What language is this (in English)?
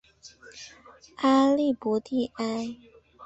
Chinese